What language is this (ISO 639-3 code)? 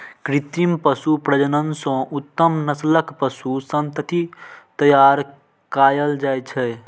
mai